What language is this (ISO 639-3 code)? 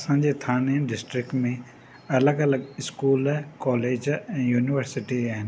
snd